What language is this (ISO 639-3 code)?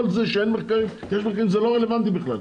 heb